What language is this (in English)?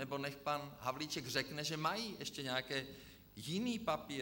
Czech